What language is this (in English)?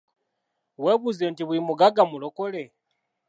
Ganda